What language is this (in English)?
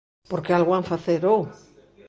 Galician